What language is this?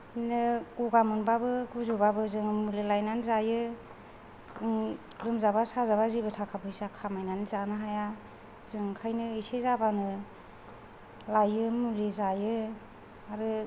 Bodo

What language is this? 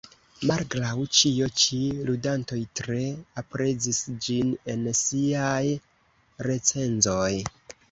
Esperanto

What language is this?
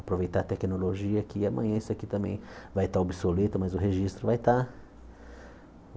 Portuguese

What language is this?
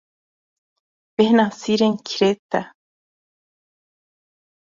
Kurdish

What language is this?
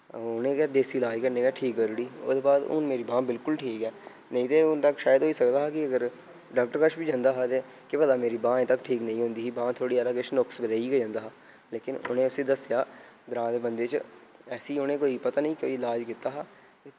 Dogri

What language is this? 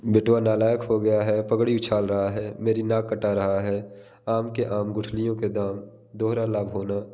Hindi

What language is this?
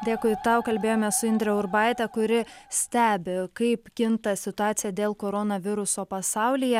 Lithuanian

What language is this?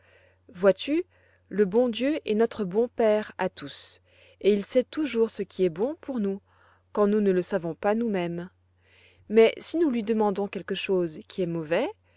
French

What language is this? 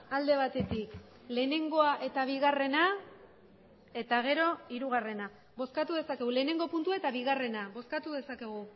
Basque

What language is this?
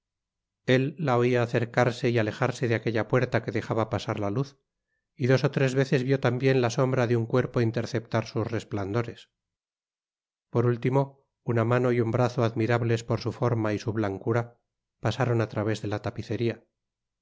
Spanish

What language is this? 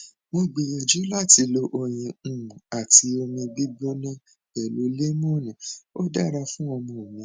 Yoruba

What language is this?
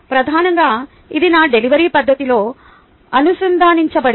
Telugu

